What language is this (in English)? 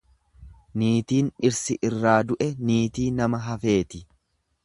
Oromo